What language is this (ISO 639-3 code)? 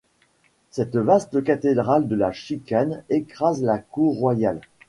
fra